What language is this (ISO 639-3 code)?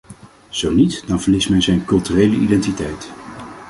nld